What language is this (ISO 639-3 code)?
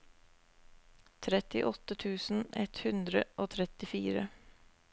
nor